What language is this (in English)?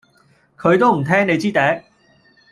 Cantonese